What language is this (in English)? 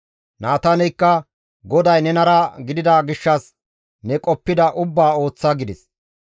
Gamo